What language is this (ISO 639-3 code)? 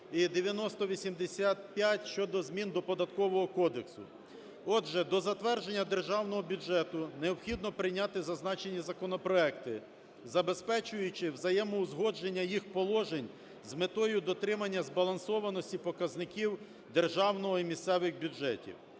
ukr